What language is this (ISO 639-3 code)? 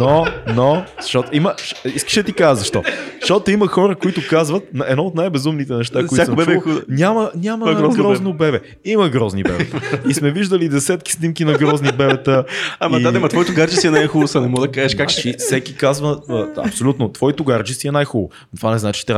bul